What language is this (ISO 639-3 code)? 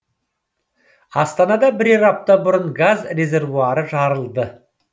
kaz